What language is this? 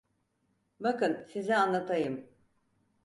Turkish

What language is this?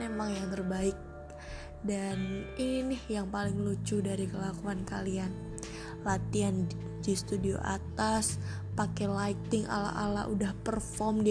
Indonesian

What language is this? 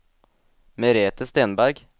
Norwegian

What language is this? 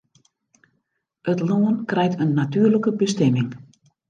Western Frisian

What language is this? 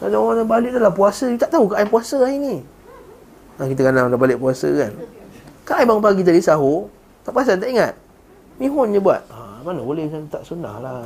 Malay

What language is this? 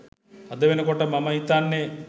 Sinhala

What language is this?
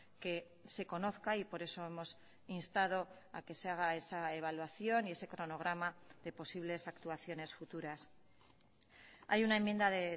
Spanish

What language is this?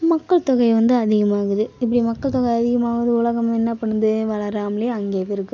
Tamil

